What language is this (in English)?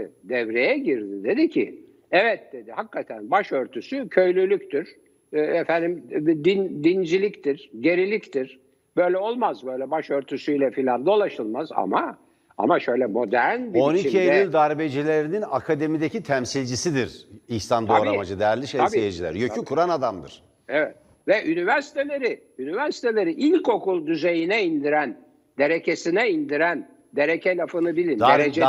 Turkish